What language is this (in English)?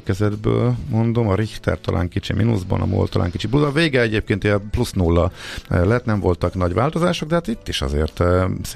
Hungarian